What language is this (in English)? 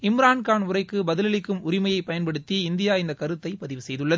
Tamil